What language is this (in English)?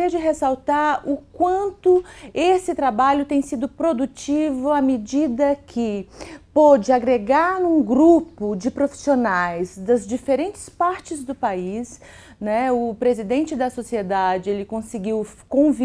Portuguese